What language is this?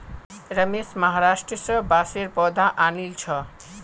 Magahi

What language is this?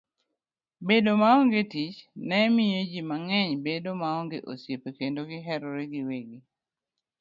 Luo (Kenya and Tanzania)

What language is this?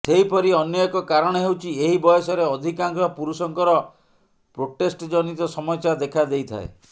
Odia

